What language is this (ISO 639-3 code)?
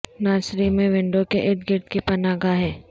urd